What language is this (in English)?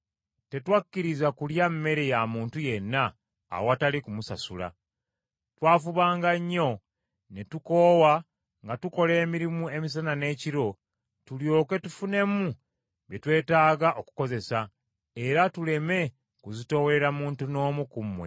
Ganda